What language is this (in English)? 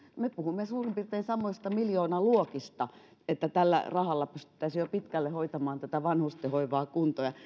Finnish